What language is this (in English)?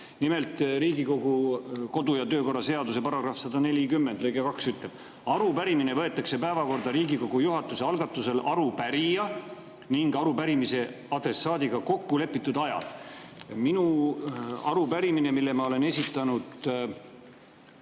Estonian